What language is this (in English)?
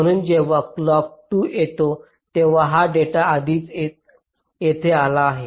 Marathi